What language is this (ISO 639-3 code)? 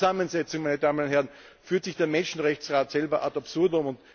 deu